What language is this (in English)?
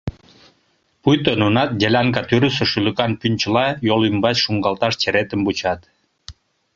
Mari